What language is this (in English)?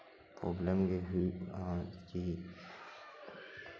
Santali